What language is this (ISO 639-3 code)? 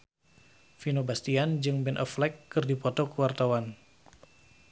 sun